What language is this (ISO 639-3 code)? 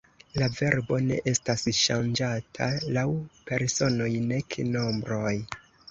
epo